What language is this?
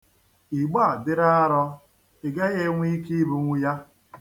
Igbo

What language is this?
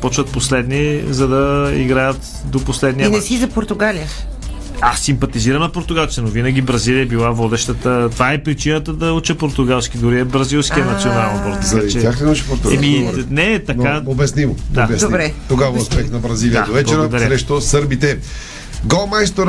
Bulgarian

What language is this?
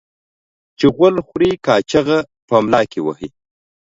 Pashto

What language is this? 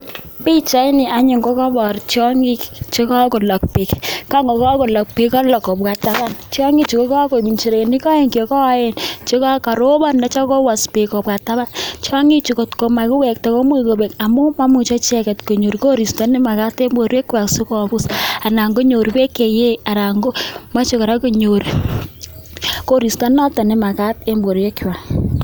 Kalenjin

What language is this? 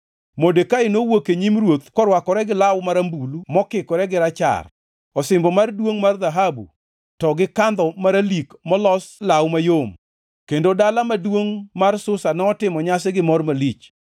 Luo (Kenya and Tanzania)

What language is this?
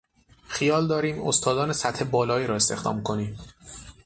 Persian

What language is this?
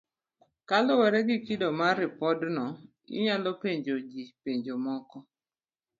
Luo (Kenya and Tanzania)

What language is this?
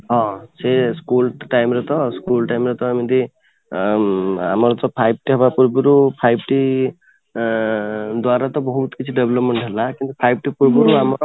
Odia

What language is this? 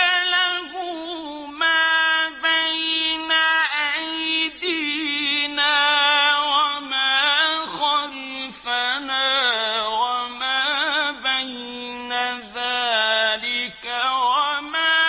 Arabic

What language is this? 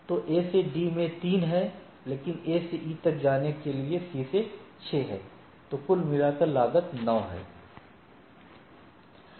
Hindi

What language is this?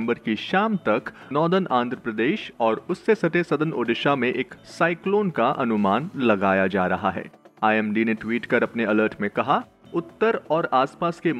Hindi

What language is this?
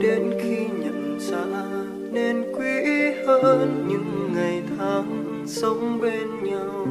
Vietnamese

